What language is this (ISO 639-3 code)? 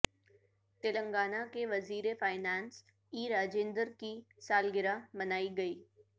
urd